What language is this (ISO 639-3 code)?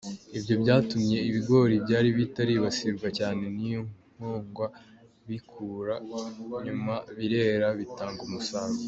kin